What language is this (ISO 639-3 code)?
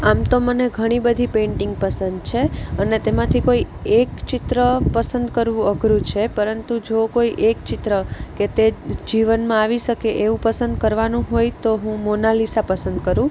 guj